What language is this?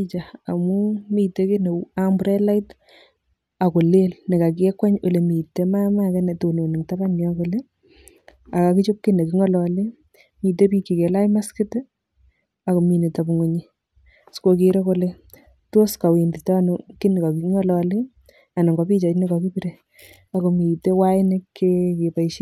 Kalenjin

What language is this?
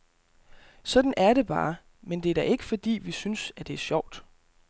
Danish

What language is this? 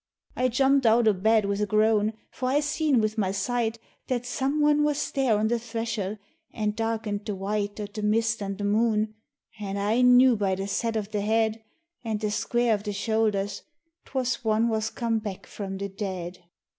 English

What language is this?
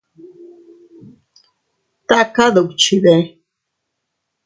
Teutila Cuicatec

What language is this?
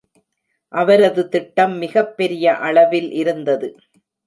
Tamil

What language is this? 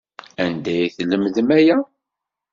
Kabyle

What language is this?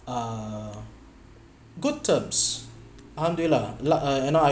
English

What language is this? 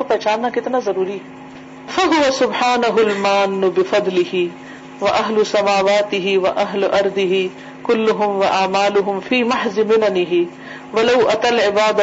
Urdu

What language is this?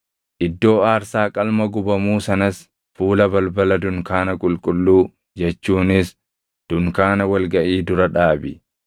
Oromo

